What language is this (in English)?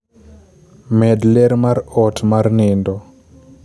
Luo (Kenya and Tanzania)